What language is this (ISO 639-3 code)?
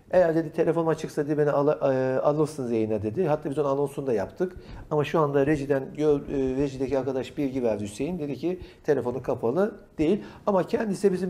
tur